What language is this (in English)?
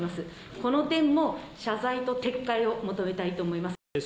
Japanese